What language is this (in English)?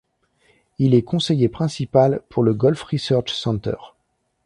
French